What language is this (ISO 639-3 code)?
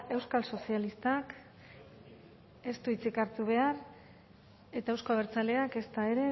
eus